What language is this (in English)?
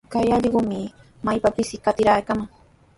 Sihuas Ancash Quechua